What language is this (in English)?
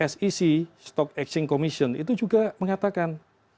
Indonesian